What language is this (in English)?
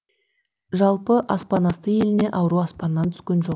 Kazakh